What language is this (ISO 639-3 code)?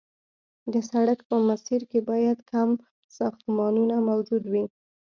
pus